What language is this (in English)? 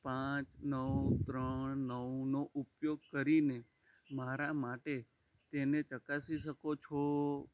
Gujarati